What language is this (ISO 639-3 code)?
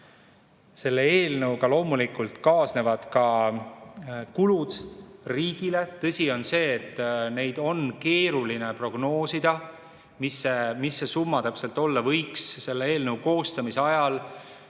est